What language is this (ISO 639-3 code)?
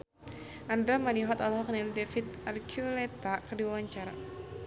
sun